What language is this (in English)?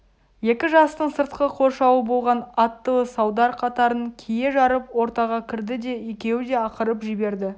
Kazakh